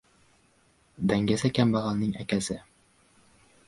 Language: Uzbek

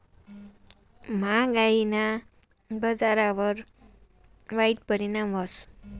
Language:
Marathi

